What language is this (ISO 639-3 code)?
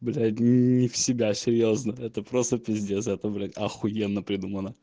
rus